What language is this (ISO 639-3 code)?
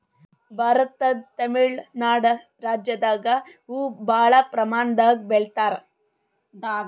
kan